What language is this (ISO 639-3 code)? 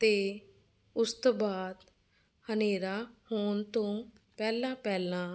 pan